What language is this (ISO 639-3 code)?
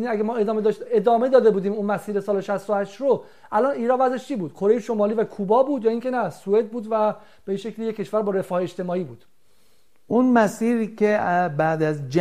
fas